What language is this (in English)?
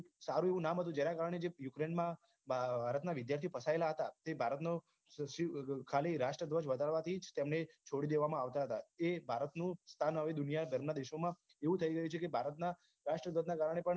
Gujarati